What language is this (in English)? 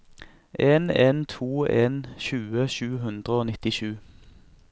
Norwegian